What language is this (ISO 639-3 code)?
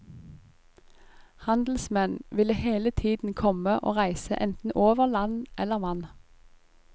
nor